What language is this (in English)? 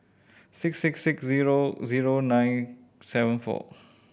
English